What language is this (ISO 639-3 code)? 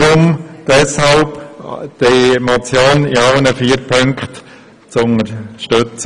gsw